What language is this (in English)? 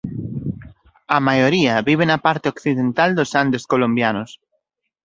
Galician